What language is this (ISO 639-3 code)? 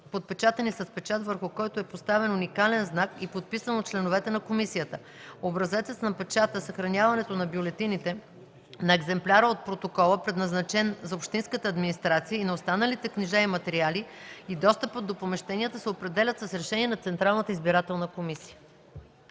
bul